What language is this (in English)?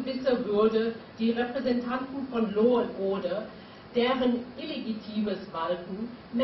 German